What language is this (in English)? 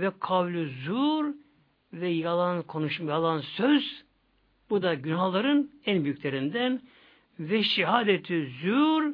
Turkish